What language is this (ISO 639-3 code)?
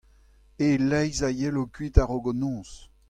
bre